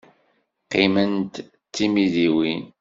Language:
Kabyle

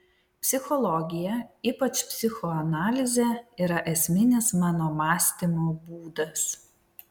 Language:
Lithuanian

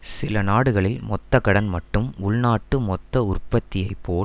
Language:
Tamil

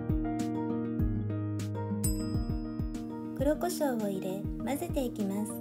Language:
Japanese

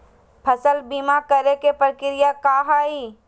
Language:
Magahi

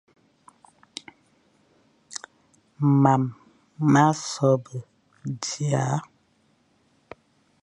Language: Fang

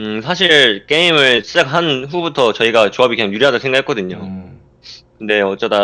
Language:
Korean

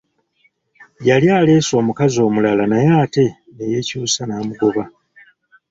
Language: Ganda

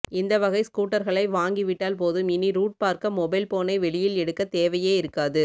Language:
Tamil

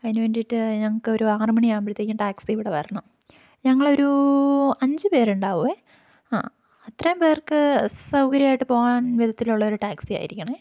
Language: Malayalam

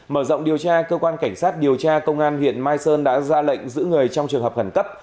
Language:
Vietnamese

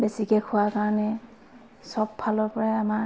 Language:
Assamese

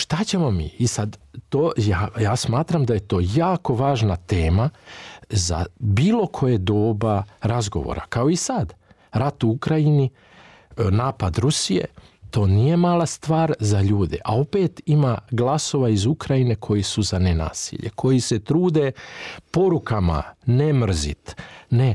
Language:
Croatian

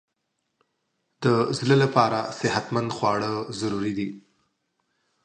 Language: Pashto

